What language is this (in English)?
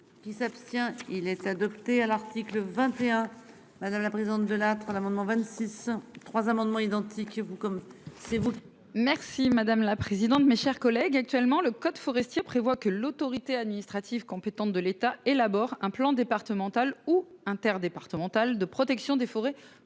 French